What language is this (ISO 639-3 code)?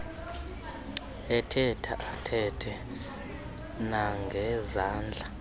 xho